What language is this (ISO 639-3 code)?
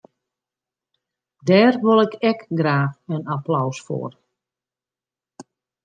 fry